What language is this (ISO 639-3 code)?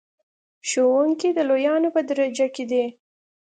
pus